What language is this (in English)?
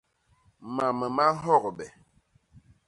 Basaa